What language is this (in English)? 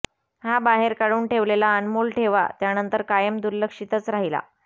Marathi